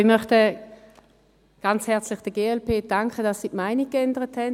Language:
Swiss German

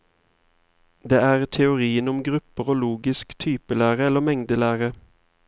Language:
Norwegian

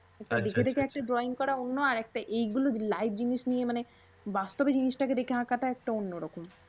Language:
Bangla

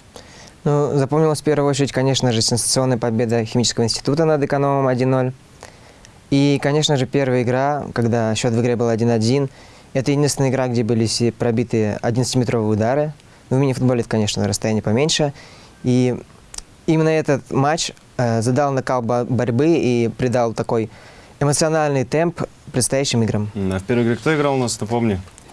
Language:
Russian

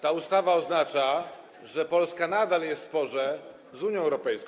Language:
Polish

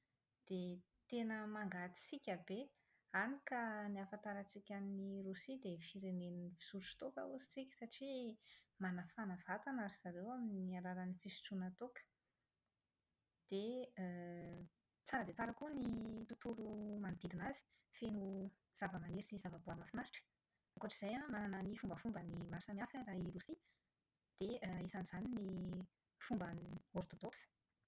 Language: Malagasy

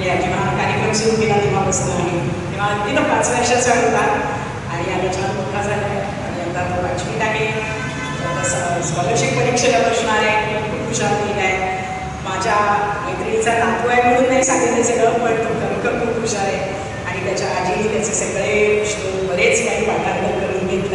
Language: Romanian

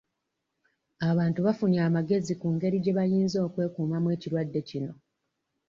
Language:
Ganda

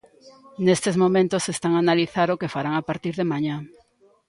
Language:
Galician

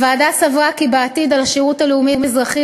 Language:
Hebrew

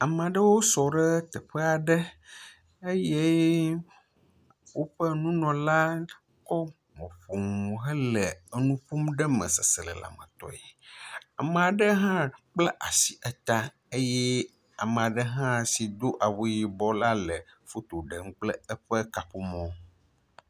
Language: Ewe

